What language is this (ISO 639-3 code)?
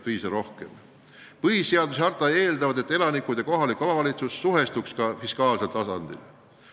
est